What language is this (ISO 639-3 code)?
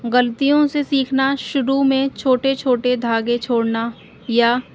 urd